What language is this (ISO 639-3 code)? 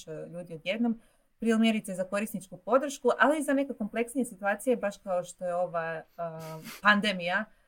hrv